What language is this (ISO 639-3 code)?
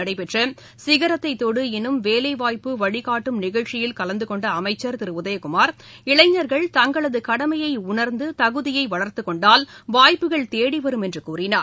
tam